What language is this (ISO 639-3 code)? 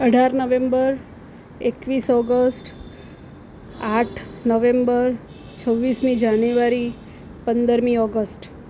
guj